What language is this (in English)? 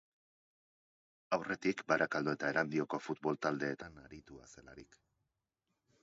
Basque